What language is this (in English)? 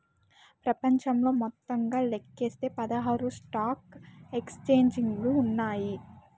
Telugu